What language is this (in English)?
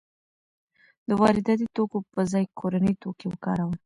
Pashto